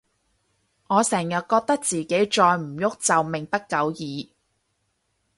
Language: Cantonese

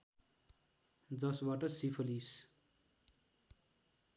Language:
Nepali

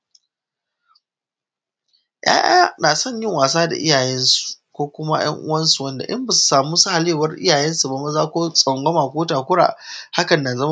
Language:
Hausa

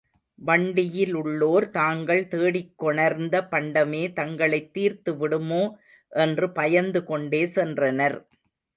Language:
Tamil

